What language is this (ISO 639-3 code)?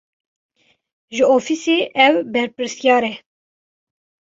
kur